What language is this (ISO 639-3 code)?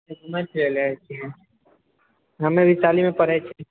mai